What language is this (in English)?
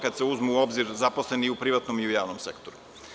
Serbian